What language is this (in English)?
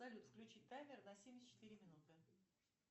Russian